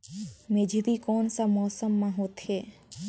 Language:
Chhattisgarhi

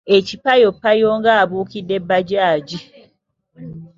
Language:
Ganda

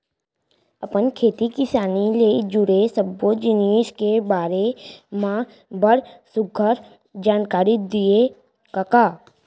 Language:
Chhattisgarhi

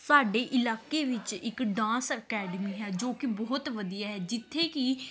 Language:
Punjabi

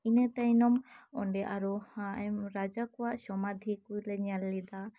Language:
Santali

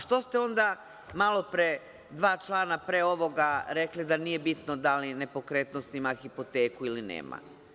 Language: Serbian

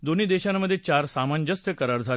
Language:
Marathi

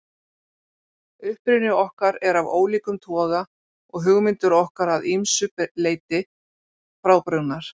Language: Icelandic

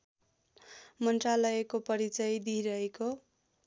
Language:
Nepali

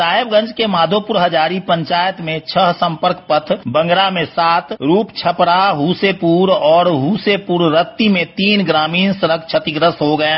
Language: Hindi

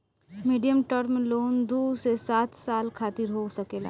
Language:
Bhojpuri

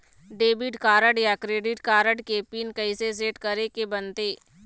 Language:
Chhattisgarhi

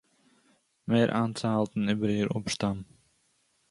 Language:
Yiddish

